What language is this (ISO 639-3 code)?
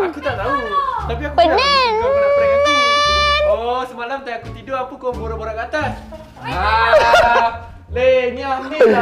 msa